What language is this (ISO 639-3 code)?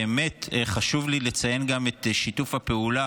heb